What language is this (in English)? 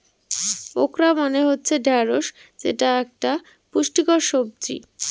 Bangla